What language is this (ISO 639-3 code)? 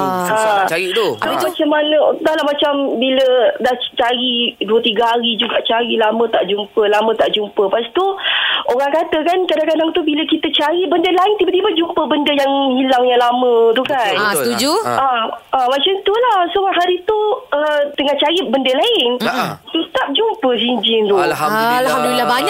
msa